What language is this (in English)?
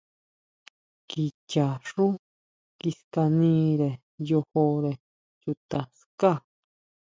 Huautla Mazatec